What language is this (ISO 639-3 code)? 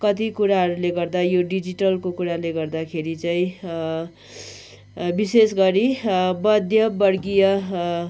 nep